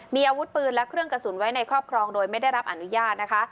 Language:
Thai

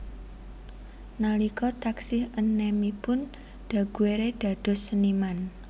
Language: Javanese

